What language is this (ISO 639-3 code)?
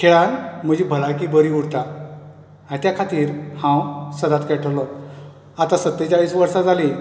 kok